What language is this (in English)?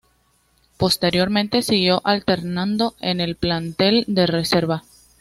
Spanish